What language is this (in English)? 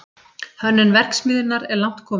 Icelandic